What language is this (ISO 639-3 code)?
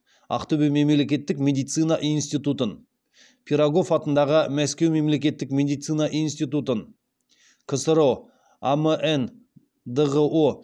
kaz